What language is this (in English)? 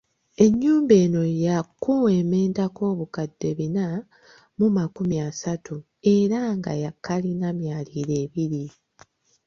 Ganda